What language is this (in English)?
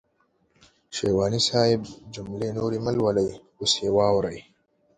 Pashto